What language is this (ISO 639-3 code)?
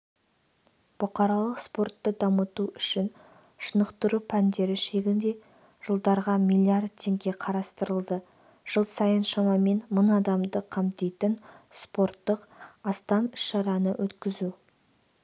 kaz